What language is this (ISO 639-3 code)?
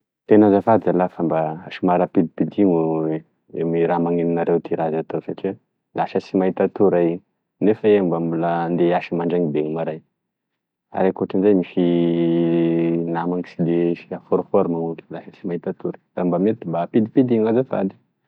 tkg